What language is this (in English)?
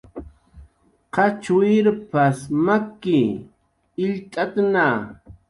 Jaqaru